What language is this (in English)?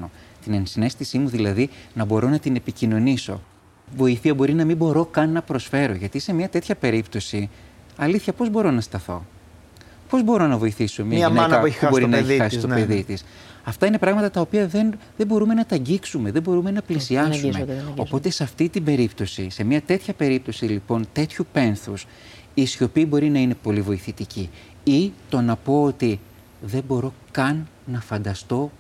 Greek